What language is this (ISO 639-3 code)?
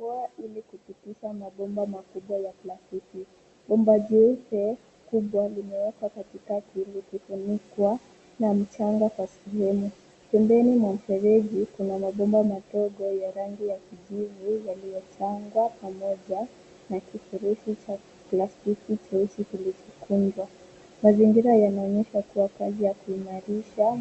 swa